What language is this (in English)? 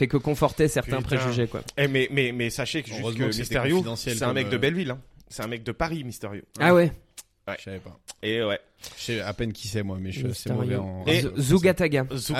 French